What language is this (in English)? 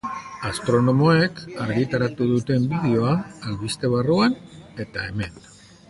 Basque